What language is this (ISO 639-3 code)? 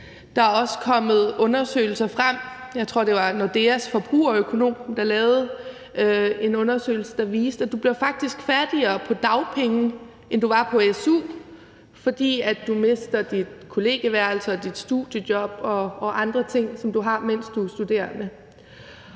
dan